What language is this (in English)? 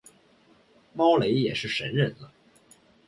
Chinese